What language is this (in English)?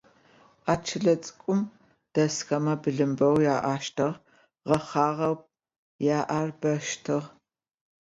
Adyghe